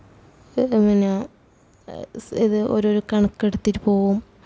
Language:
Malayalam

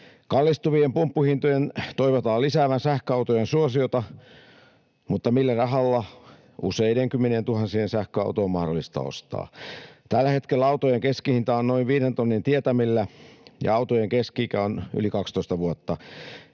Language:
Finnish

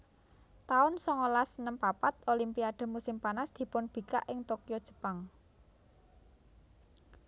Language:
Javanese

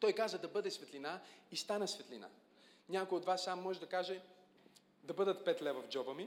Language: Bulgarian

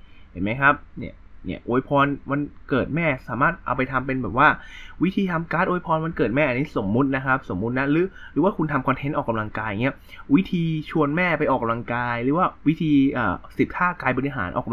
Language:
Thai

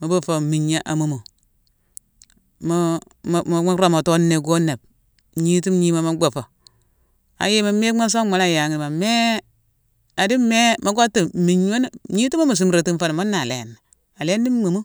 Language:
Mansoanka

